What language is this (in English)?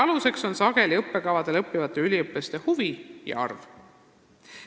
Estonian